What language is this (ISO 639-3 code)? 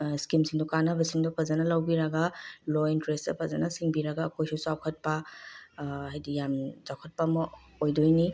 mni